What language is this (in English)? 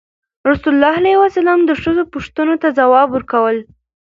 Pashto